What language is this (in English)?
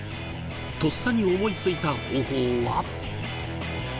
Japanese